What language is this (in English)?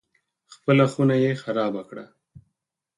Pashto